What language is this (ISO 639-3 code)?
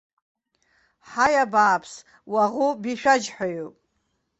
abk